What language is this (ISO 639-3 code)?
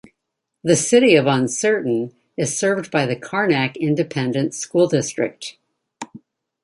eng